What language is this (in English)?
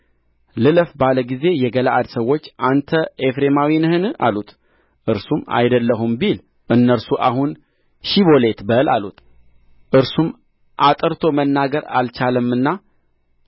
Amharic